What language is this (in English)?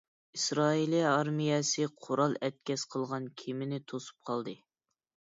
Uyghur